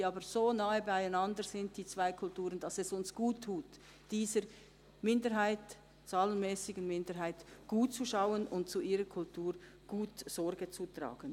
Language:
Swiss German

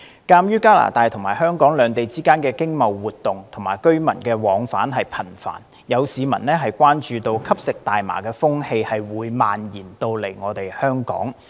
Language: Cantonese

